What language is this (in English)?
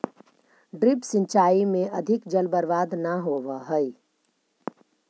Magahi